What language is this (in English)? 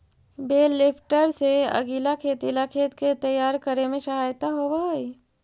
Magahi